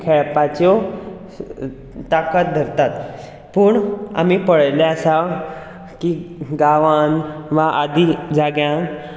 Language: Konkani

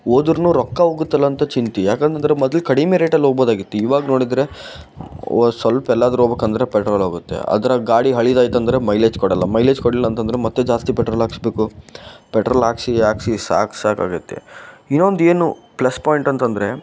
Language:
Kannada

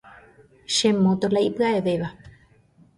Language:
Guarani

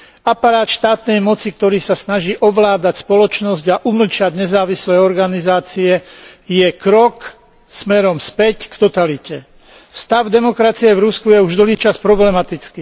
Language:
Slovak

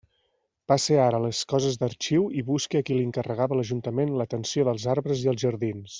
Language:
Catalan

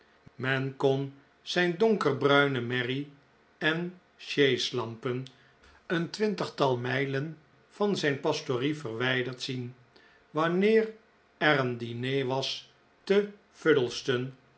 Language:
Dutch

